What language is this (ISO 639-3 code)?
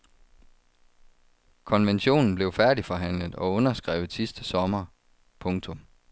dan